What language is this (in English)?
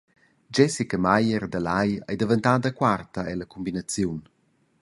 Romansh